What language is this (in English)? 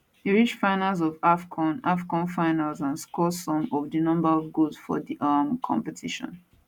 Nigerian Pidgin